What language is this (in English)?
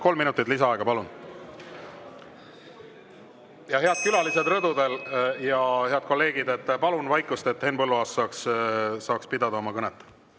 Estonian